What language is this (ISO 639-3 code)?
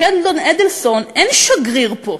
heb